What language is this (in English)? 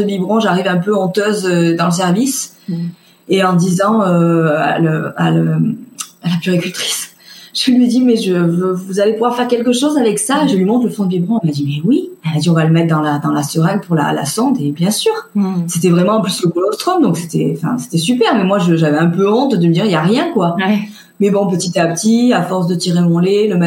French